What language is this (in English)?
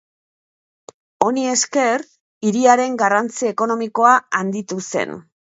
Basque